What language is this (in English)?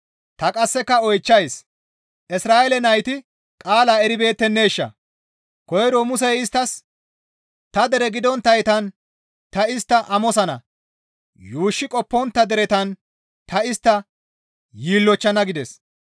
Gamo